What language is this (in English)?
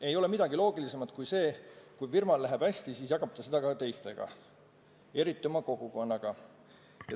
Estonian